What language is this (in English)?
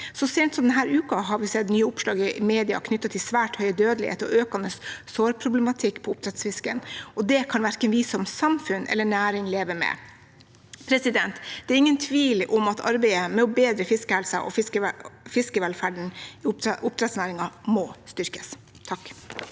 Norwegian